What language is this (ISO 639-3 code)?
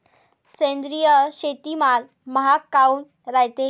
mar